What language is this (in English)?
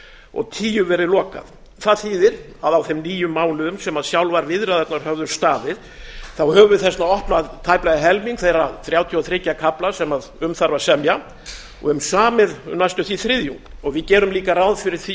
Icelandic